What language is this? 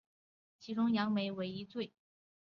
Chinese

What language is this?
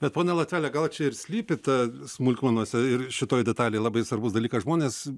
Lithuanian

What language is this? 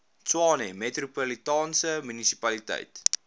Afrikaans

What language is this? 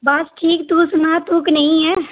Dogri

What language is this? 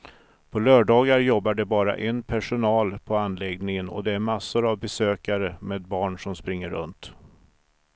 Swedish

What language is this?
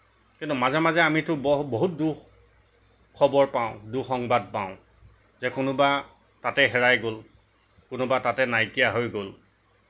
Assamese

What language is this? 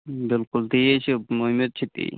Kashmiri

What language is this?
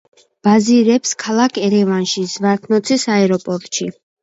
Georgian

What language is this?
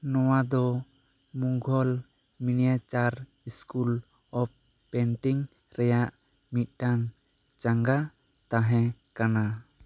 Santali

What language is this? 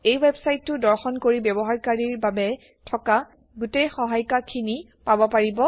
Assamese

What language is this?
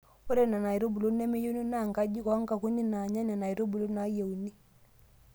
Masai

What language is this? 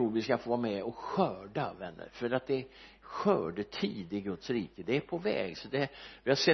Swedish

